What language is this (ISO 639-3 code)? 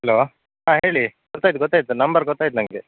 kan